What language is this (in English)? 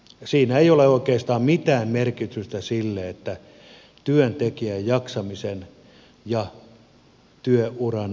Finnish